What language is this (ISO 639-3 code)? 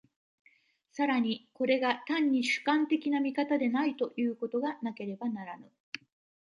jpn